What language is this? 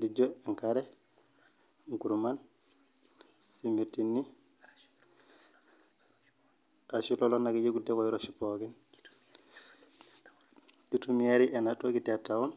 Masai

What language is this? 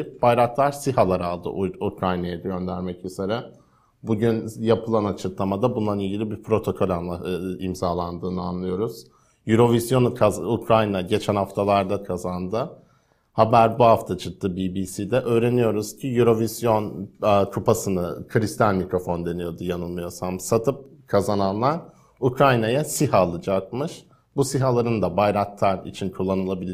Turkish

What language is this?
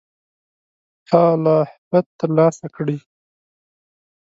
Pashto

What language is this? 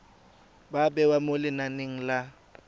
Tswana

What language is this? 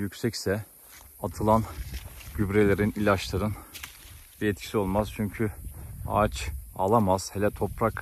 Turkish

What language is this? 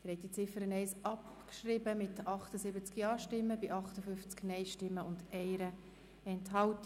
Swiss German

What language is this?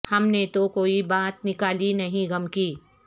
Urdu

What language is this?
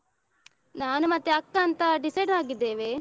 Kannada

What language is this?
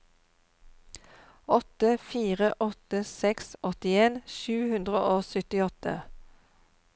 Norwegian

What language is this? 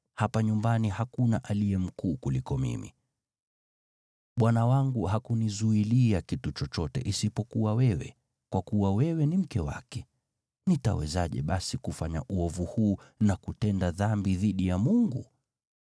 Swahili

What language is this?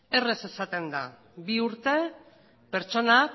Basque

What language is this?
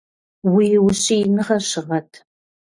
Kabardian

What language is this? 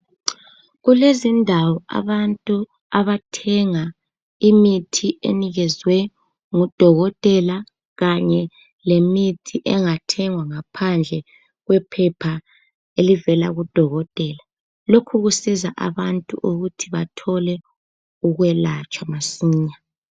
North Ndebele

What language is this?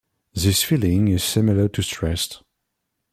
English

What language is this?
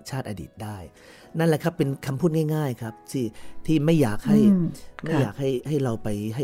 Thai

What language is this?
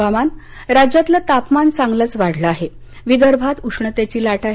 Marathi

